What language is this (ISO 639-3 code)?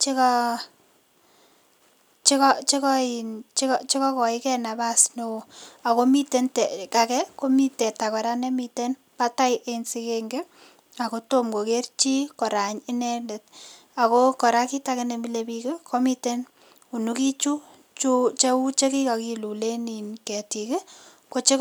kln